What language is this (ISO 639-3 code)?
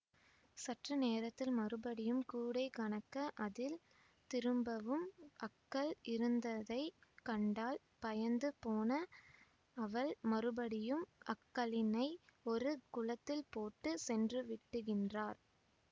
tam